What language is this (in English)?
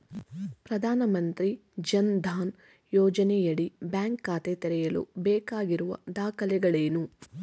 Kannada